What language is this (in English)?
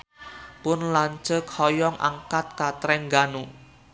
Sundanese